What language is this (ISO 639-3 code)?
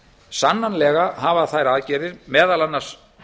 isl